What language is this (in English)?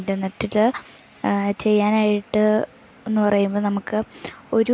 Malayalam